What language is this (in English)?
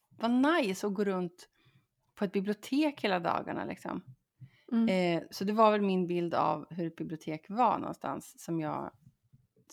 Swedish